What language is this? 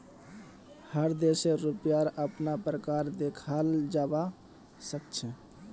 Magahi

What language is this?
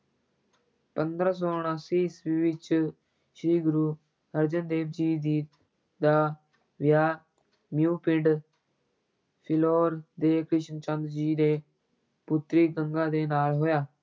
Punjabi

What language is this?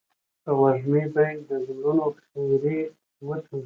Pashto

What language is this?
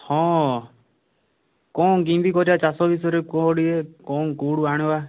Odia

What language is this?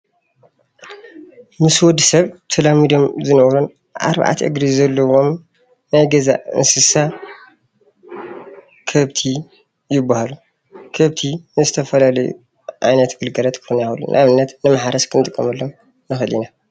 Tigrinya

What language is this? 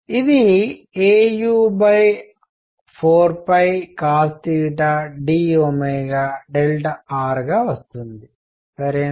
Telugu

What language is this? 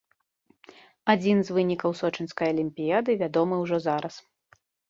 Belarusian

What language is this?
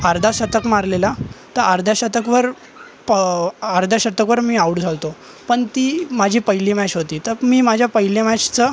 Marathi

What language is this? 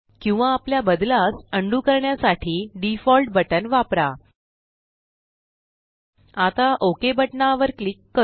Marathi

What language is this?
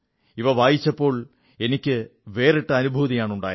Malayalam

